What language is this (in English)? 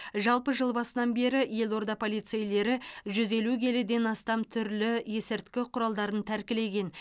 Kazakh